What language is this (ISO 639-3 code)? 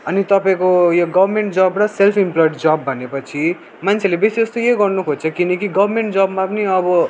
nep